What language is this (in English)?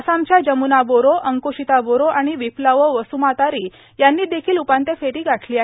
Marathi